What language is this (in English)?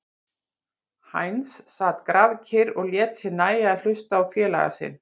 Icelandic